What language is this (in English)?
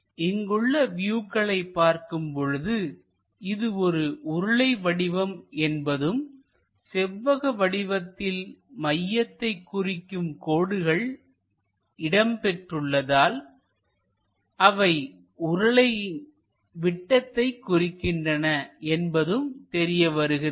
Tamil